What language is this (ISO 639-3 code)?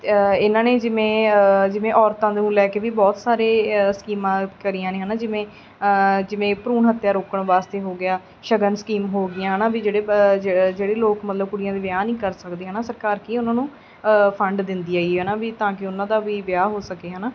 pan